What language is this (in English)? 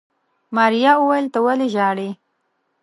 Pashto